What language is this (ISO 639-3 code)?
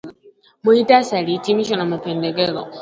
swa